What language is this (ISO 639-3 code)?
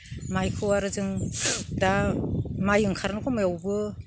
brx